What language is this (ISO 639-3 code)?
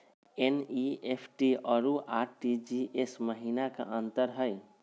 mag